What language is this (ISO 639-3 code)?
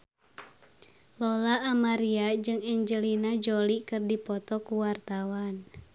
sun